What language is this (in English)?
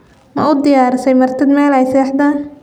Somali